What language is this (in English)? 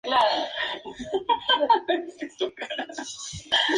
Spanish